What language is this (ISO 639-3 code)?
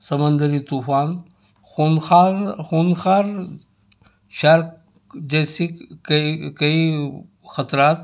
urd